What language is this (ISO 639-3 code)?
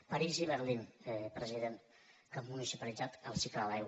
cat